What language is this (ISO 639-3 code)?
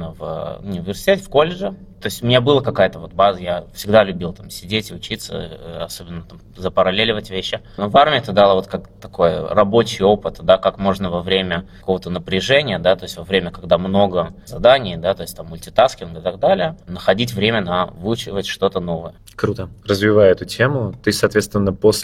rus